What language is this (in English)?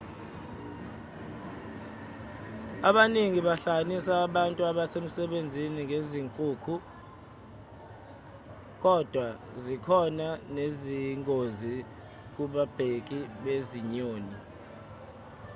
Zulu